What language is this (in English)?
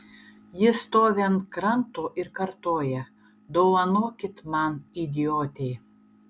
Lithuanian